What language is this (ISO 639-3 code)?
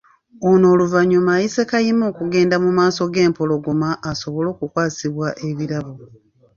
lug